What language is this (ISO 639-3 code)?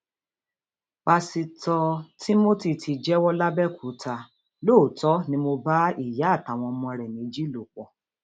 yor